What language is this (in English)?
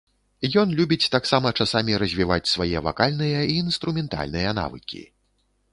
Belarusian